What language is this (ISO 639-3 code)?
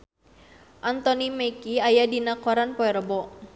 sun